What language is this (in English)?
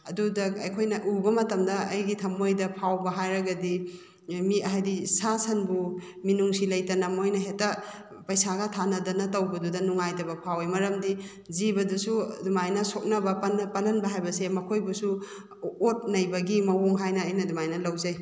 Manipuri